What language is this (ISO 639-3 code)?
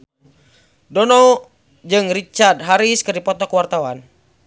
sun